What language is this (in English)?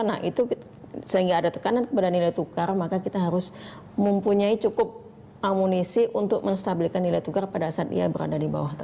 Indonesian